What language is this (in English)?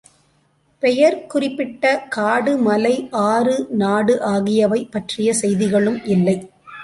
Tamil